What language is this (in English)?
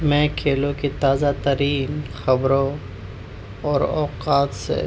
Urdu